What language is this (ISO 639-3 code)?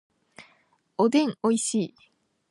jpn